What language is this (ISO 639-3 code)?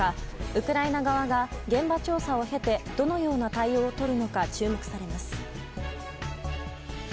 jpn